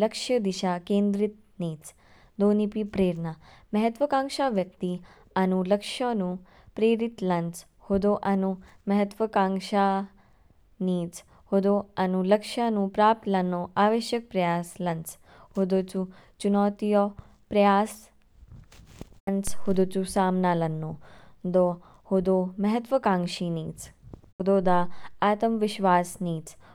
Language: Kinnauri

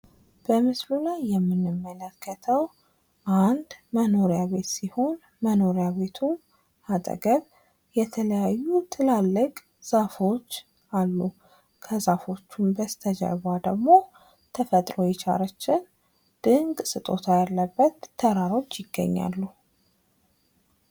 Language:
Amharic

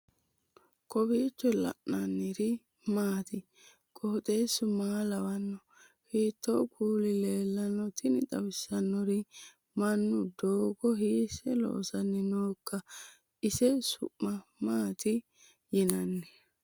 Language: Sidamo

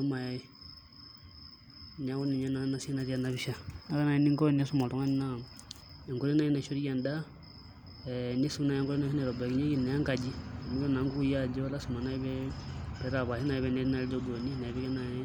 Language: Masai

